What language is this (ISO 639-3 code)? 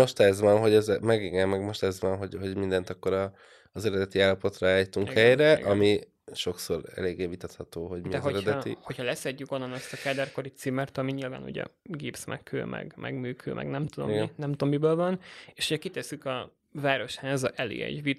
hun